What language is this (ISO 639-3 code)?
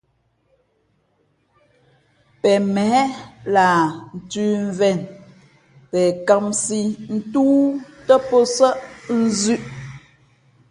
fmp